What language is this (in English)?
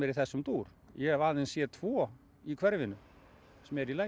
Icelandic